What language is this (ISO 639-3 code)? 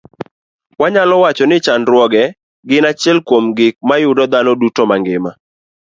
luo